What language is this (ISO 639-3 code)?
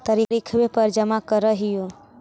mag